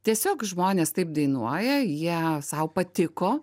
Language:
Lithuanian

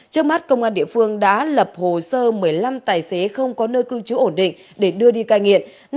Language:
Vietnamese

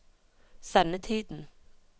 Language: Norwegian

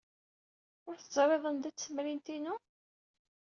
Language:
Kabyle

